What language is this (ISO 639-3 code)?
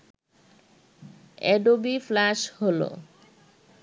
ben